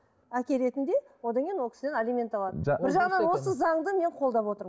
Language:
Kazakh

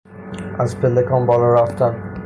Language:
Persian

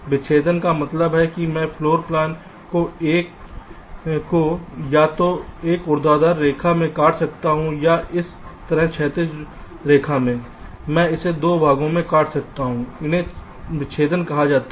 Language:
Hindi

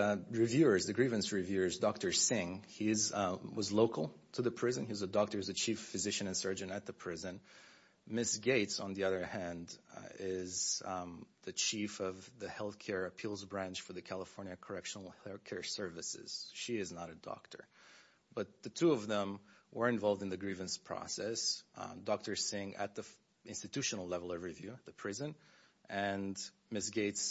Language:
English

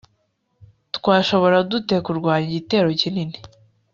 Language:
Kinyarwanda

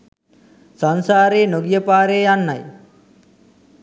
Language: Sinhala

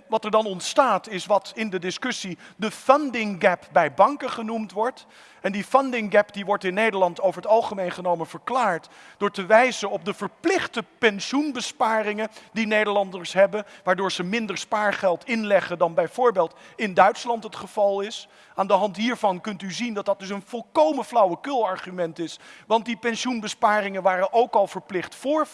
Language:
Dutch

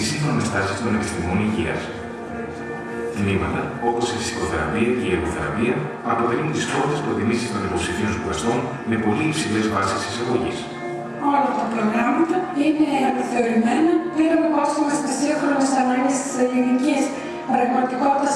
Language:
Greek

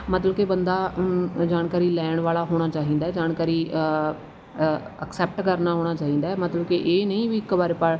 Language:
Punjabi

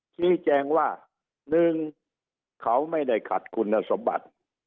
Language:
Thai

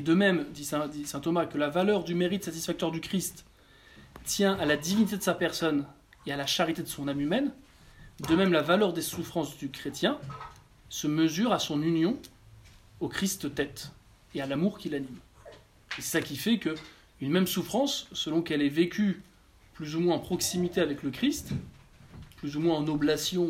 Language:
French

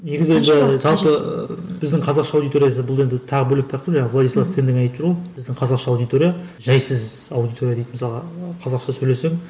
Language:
Kazakh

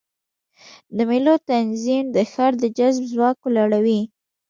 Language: Pashto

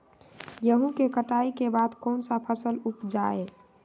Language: Magahi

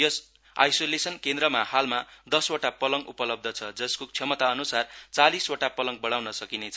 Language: Nepali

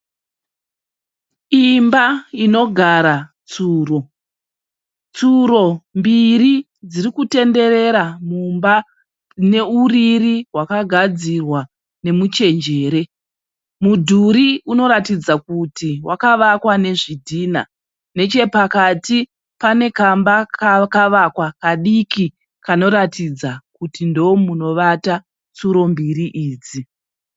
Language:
Shona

